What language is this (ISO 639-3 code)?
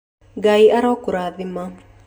kik